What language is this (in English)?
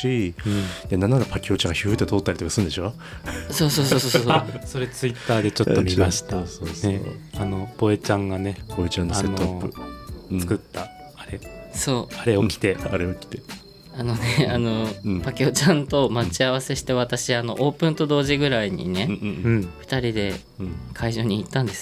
Japanese